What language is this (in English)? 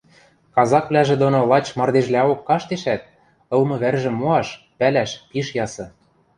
Western Mari